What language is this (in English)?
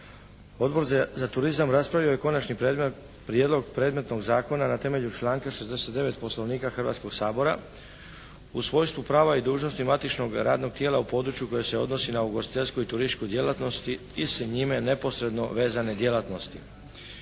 Croatian